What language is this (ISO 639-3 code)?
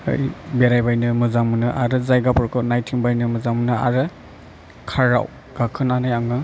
brx